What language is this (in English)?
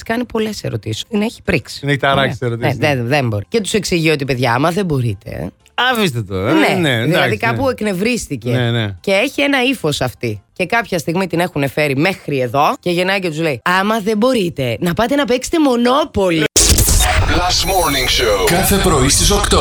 Greek